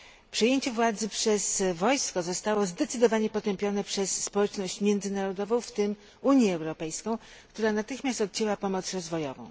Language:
Polish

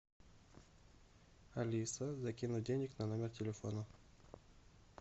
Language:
Russian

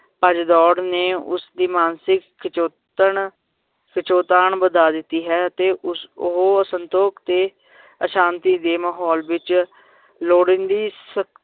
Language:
Punjabi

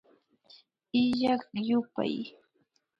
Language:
Imbabura Highland Quichua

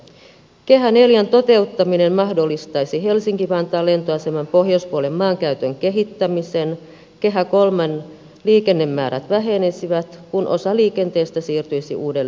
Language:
Finnish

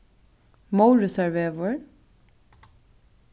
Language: Faroese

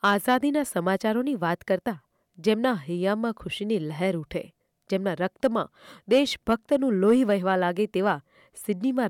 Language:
Gujarati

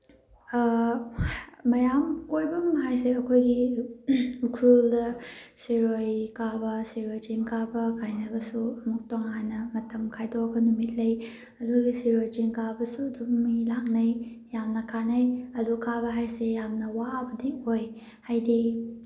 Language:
Manipuri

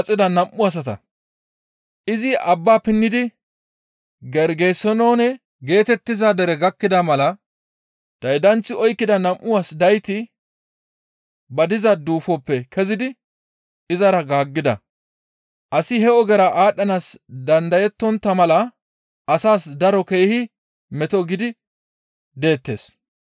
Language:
Gamo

